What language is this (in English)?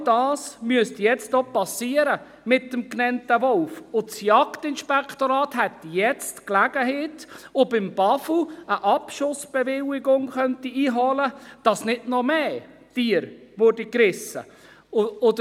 Swiss German